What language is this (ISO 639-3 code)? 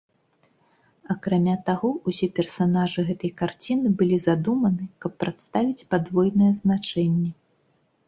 bel